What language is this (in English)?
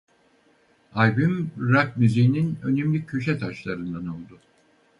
Turkish